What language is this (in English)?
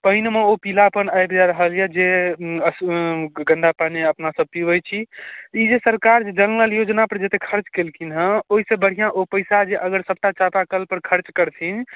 Maithili